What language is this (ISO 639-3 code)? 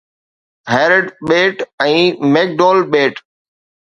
snd